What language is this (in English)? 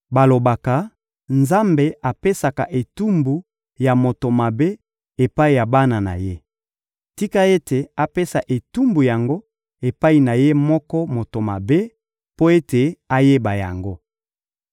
Lingala